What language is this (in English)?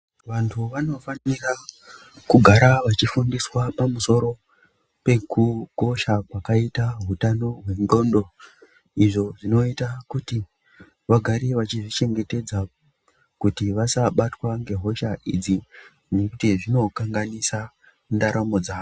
Ndau